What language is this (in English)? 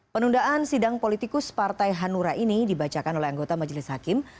Indonesian